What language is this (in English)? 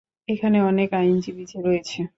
Bangla